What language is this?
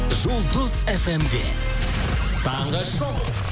Kazakh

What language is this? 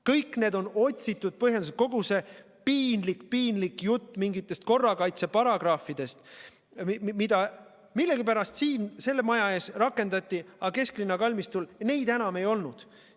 Estonian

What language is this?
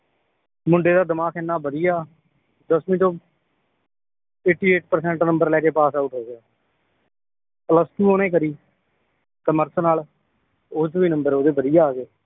Punjabi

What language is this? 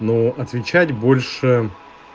Russian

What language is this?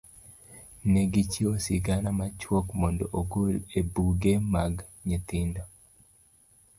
Luo (Kenya and Tanzania)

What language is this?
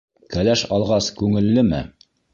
Bashkir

